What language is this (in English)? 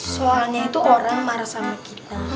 Indonesian